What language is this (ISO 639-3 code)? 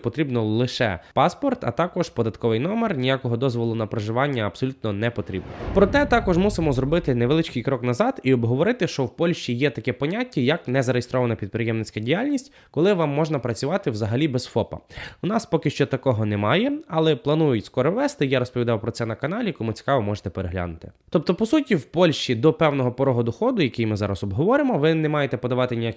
ukr